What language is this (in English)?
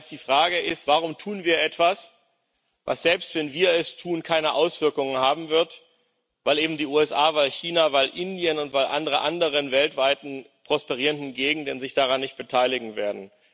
German